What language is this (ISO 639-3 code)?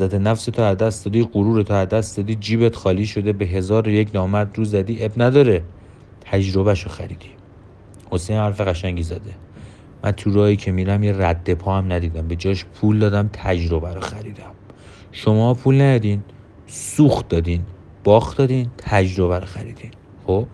fas